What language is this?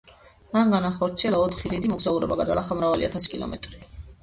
Georgian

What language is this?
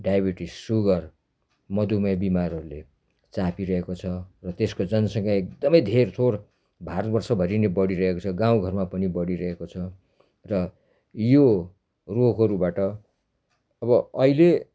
Nepali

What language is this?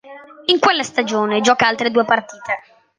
Italian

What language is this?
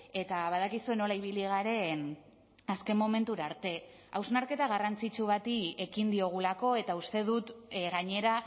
Basque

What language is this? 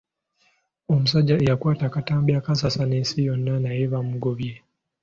Ganda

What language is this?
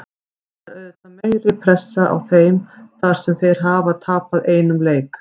Icelandic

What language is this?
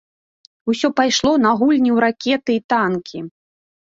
Belarusian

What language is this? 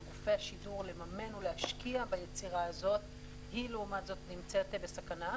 Hebrew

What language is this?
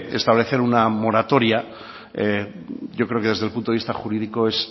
Spanish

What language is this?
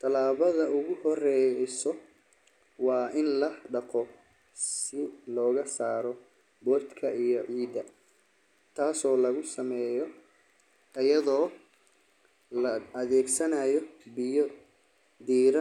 Somali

